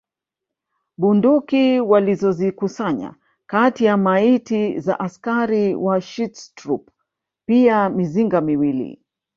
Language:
Swahili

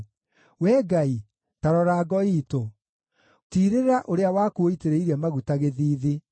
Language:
Kikuyu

